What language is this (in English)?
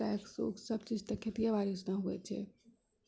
Maithili